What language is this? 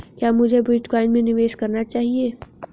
Hindi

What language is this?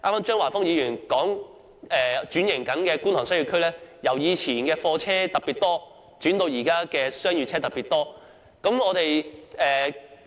Cantonese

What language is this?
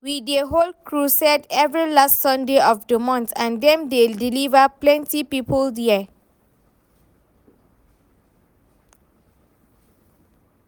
Nigerian Pidgin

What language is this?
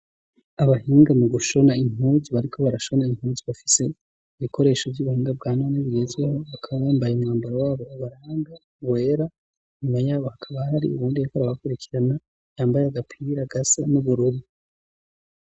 Rundi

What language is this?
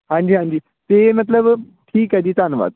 Punjabi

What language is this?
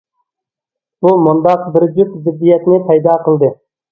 Uyghur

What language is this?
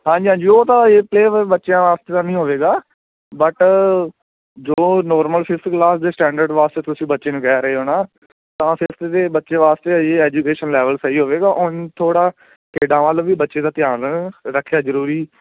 Punjabi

